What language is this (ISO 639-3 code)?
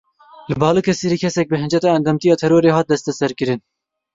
kur